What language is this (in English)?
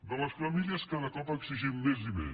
Catalan